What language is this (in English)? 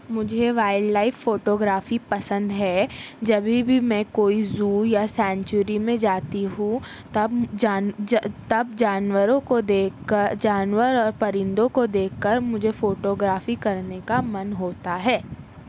Urdu